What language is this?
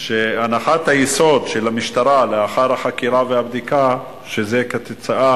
Hebrew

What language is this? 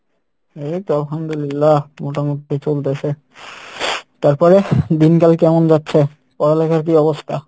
Bangla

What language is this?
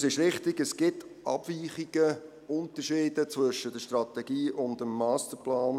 Swiss German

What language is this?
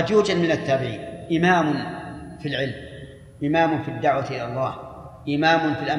Arabic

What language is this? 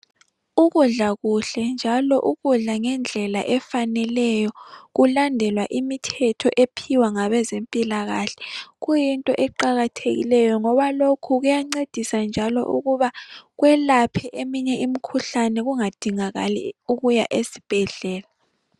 North Ndebele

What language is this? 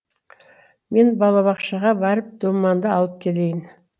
Kazakh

